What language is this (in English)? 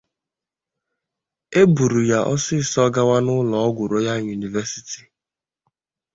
Igbo